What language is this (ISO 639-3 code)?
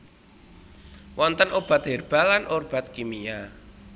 jav